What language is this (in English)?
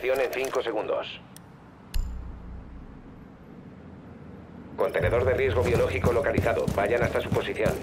Spanish